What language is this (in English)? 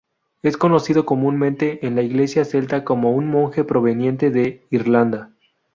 Spanish